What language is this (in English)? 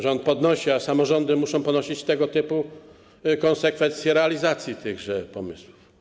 Polish